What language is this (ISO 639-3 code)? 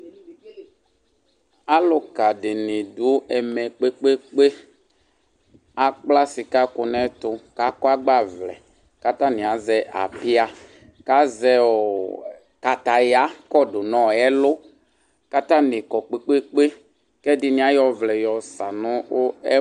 kpo